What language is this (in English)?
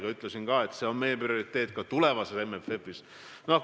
Estonian